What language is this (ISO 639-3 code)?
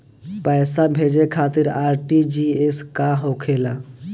bho